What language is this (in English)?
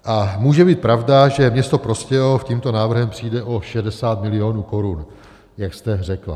Czech